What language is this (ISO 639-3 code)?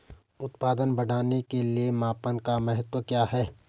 hin